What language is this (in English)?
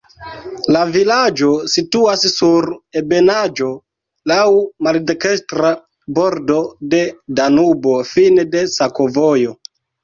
Esperanto